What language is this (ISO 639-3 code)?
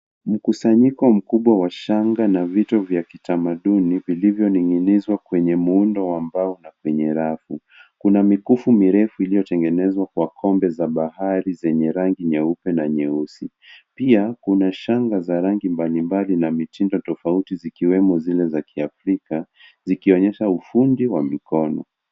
swa